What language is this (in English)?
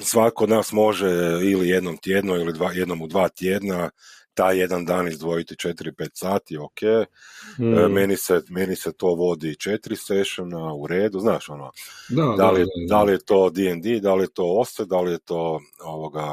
Croatian